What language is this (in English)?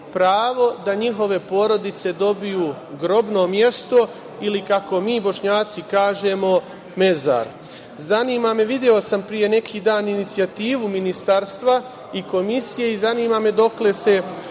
Serbian